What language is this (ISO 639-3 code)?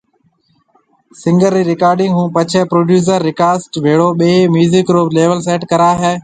mve